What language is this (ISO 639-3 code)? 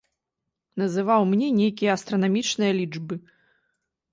bel